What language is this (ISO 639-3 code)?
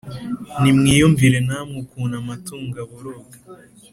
kin